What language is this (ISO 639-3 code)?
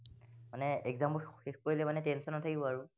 asm